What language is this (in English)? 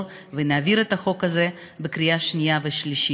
Hebrew